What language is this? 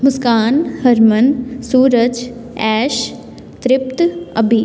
Punjabi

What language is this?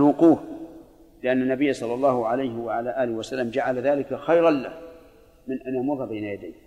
Arabic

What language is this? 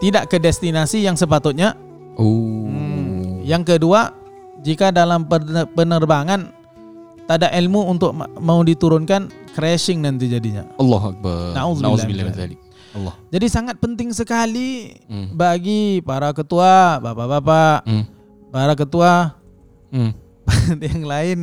Malay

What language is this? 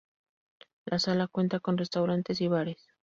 Spanish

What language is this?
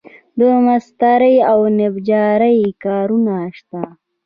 Pashto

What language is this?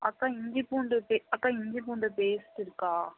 Tamil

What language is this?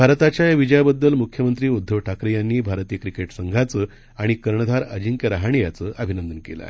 Marathi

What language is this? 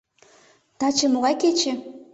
Mari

